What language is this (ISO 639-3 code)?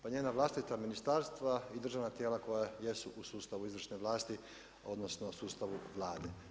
hrv